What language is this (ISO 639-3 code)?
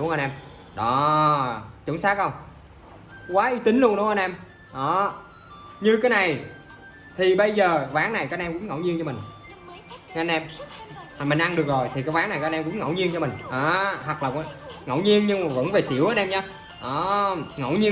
vie